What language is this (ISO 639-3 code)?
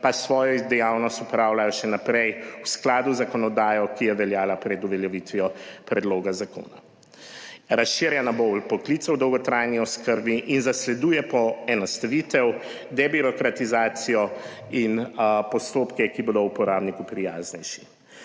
slv